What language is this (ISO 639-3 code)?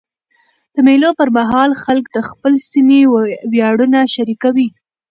pus